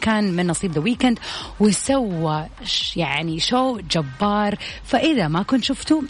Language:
Arabic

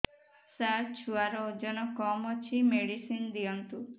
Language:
Odia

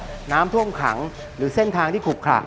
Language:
Thai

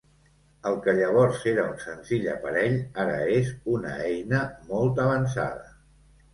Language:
Catalan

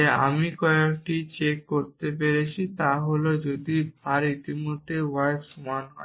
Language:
Bangla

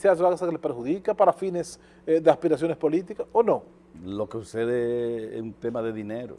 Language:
Spanish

